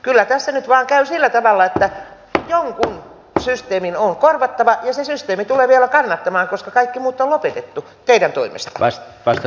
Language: Finnish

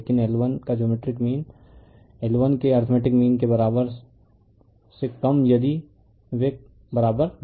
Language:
Hindi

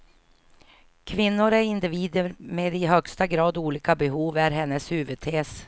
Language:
Swedish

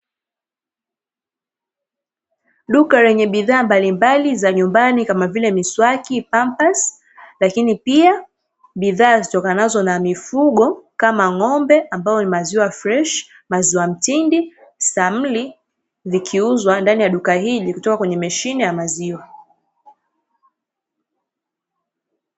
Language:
Swahili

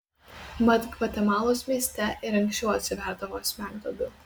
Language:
Lithuanian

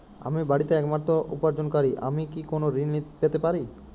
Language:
Bangla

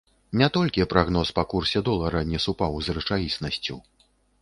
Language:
Belarusian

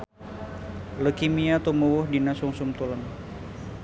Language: Sundanese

